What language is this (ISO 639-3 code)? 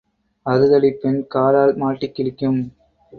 tam